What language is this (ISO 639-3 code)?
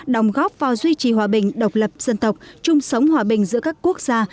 vie